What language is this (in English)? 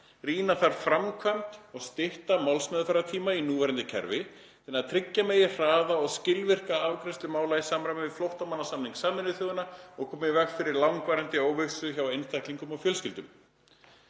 Icelandic